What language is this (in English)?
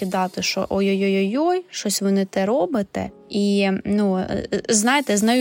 Ukrainian